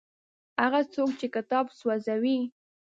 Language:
Pashto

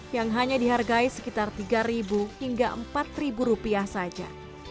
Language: Indonesian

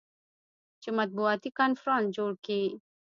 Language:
Pashto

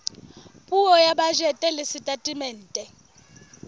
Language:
Southern Sotho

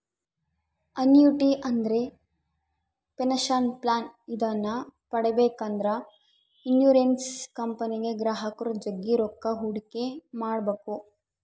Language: Kannada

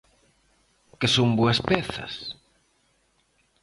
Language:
Galician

